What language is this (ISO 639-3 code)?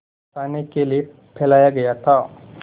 hin